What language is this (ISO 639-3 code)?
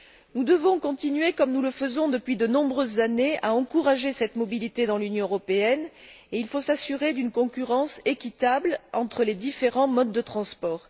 fra